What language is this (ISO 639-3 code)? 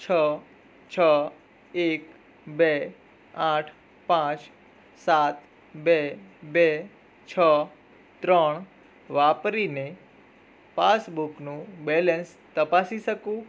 guj